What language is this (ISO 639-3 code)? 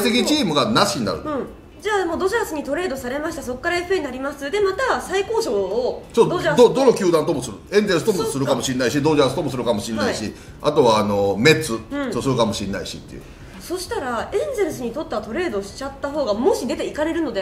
jpn